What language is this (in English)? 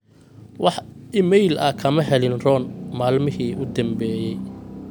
Somali